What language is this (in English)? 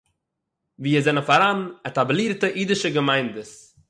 Yiddish